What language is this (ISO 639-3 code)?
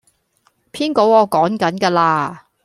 yue